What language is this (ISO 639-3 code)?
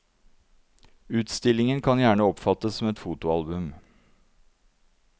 nor